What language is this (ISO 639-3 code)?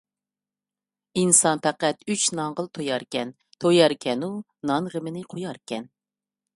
uig